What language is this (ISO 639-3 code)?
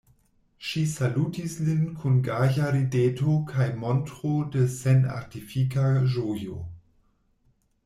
epo